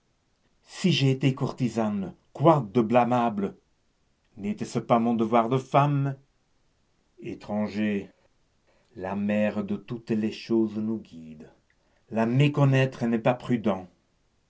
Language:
French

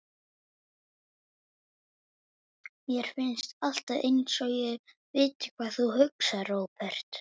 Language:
Icelandic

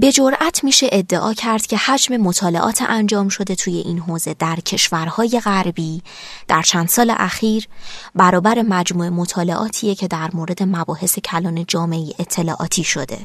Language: Persian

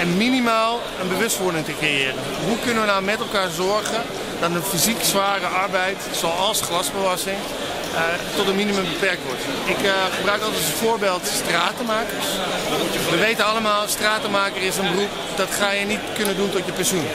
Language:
Dutch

